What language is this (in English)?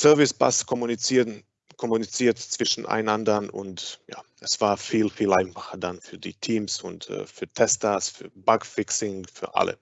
German